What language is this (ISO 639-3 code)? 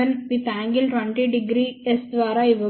tel